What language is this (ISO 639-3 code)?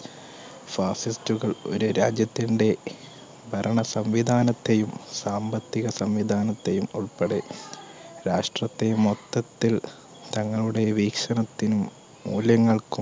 mal